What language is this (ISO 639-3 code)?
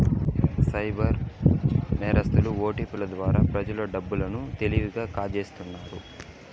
tel